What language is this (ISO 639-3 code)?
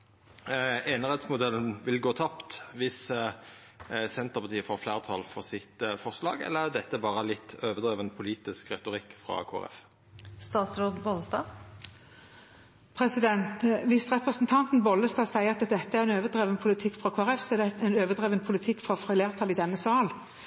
nor